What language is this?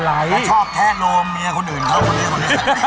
Thai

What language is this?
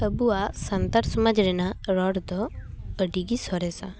Santali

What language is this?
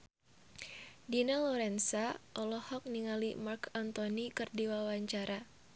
Sundanese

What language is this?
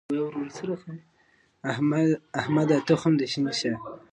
Pashto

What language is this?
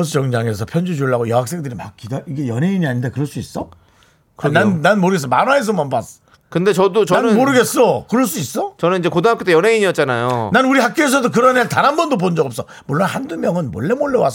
Korean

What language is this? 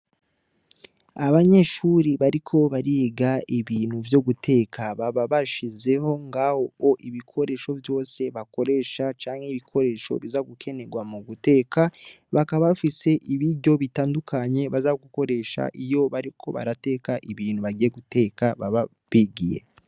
Rundi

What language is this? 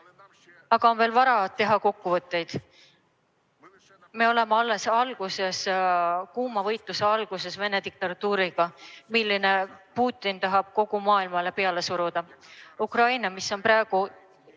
Estonian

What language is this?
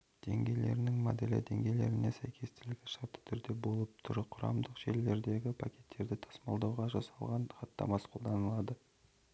Kazakh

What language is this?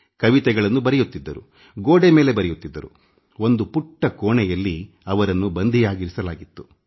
Kannada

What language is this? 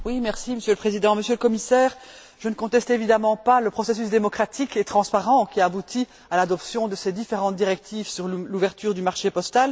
French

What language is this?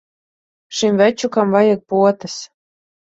Latvian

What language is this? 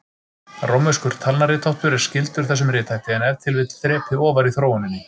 Icelandic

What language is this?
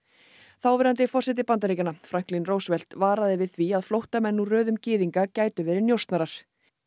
Icelandic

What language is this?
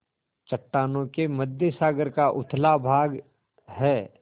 Hindi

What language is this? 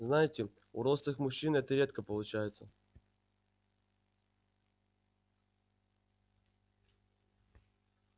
Russian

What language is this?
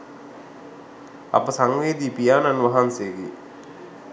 Sinhala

